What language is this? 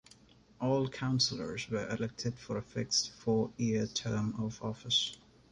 English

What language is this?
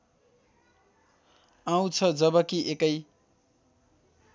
Nepali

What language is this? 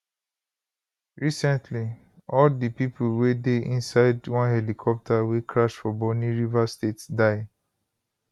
Nigerian Pidgin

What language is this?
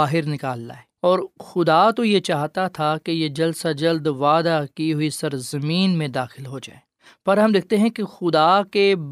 Urdu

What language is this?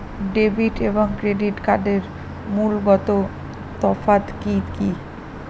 Bangla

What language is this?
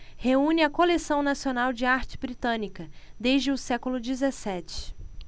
Portuguese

